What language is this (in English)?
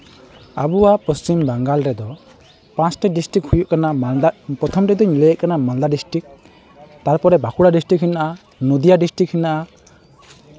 Santali